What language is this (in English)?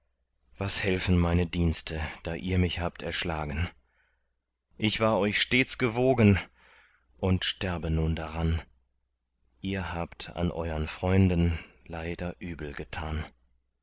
German